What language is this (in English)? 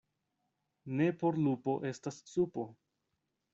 Esperanto